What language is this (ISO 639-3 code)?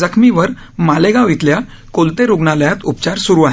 mar